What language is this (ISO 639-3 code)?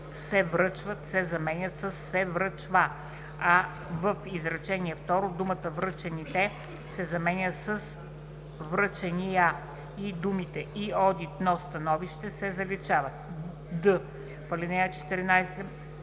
bul